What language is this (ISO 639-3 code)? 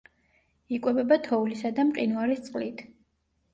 kat